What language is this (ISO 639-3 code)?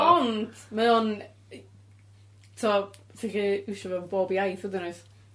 cym